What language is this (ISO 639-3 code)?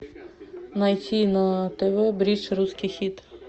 rus